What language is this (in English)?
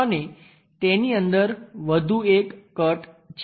Gujarati